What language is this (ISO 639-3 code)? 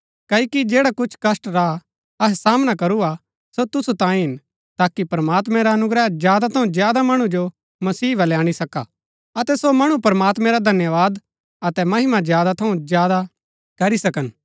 gbk